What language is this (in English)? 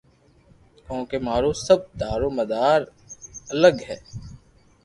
Loarki